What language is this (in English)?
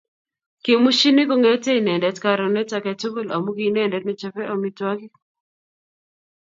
Kalenjin